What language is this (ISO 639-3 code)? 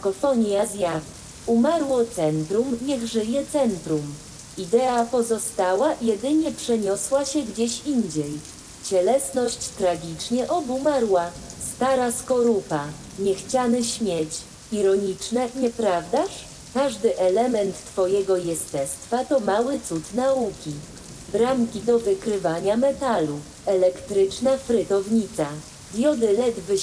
pol